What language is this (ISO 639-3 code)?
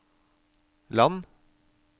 nor